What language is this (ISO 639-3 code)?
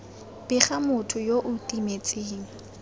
tsn